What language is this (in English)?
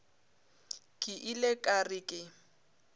Northern Sotho